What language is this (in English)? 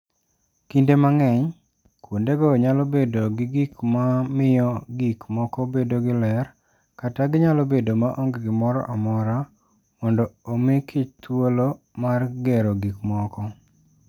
Luo (Kenya and Tanzania)